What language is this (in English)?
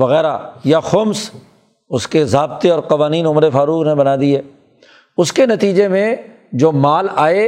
Urdu